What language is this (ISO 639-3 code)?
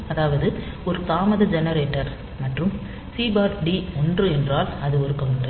tam